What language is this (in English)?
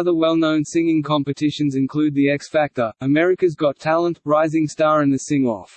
English